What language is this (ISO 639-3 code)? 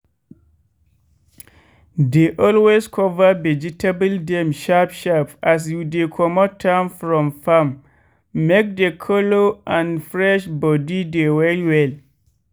pcm